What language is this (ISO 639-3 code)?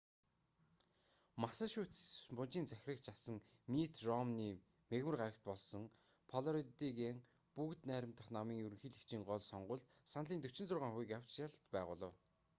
mon